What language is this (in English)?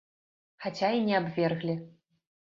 Belarusian